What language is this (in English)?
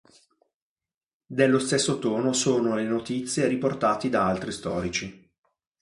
Italian